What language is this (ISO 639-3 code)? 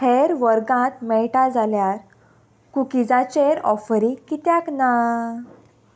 kok